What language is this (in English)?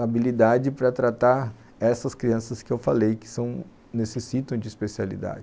Portuguese